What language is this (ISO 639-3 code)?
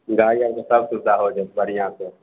mai